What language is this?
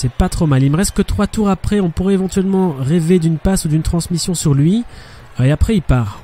French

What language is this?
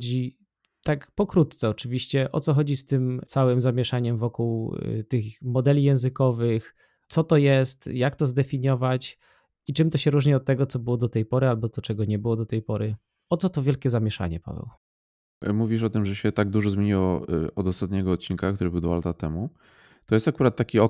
Polish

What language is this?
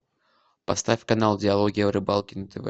Russian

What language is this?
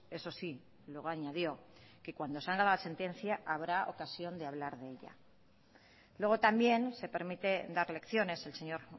Spanish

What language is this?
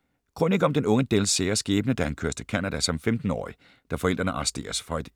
Danish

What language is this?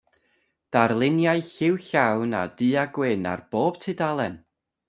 Welsh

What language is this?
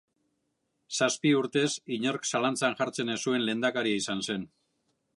Basque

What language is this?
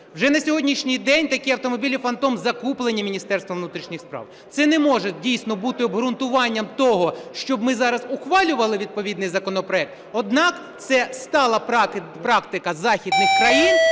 Ukrainian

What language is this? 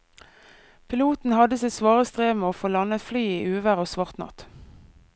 Norwegian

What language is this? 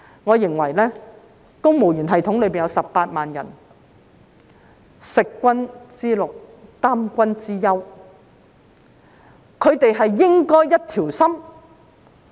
Cantonese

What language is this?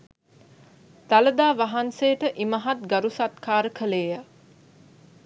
Sinhala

